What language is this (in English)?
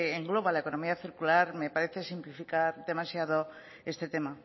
Spanish